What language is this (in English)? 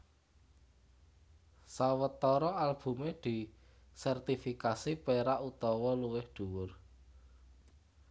Javanese